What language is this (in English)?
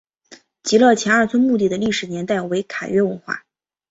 Chinese